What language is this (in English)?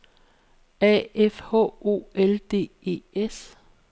Danish